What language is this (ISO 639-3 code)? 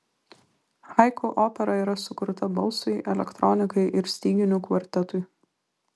lit